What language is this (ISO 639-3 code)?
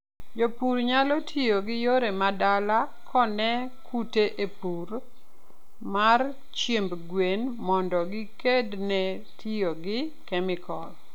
luo